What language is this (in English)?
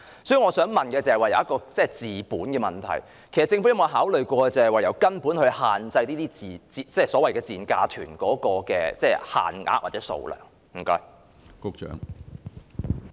Cantonese